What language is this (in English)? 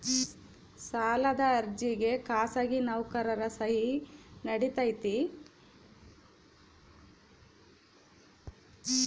Kannada